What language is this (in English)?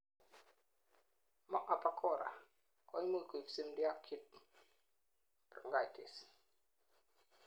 Kalenjin